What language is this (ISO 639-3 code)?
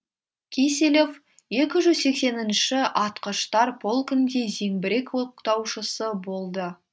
kaz